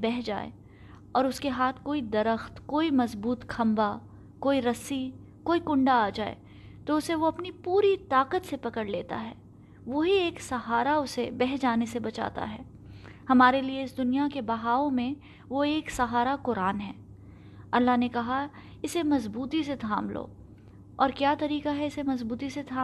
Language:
Urdu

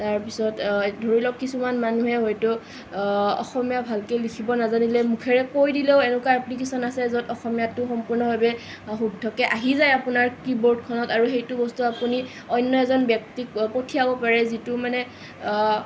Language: Assamese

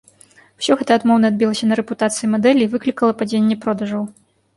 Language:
Belarusian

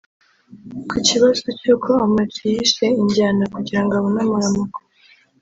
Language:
Kinyarwanda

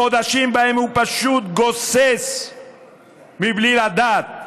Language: Hebrew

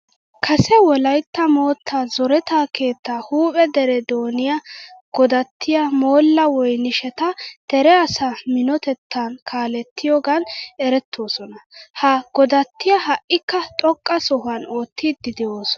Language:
Wolaytta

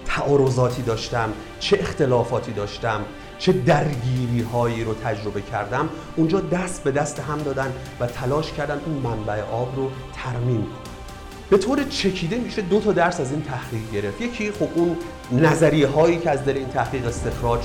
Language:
Persian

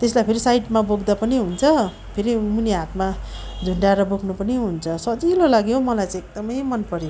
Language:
Nepali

